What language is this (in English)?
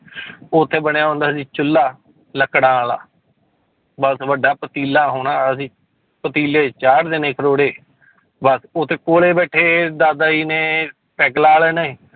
Punjabi